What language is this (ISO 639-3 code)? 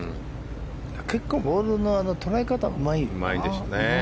jpn